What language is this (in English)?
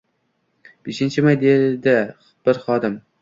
Uzbek